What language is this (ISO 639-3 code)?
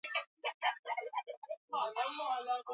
swa